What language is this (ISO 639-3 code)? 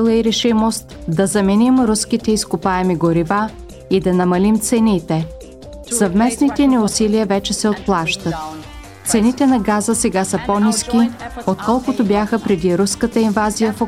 bul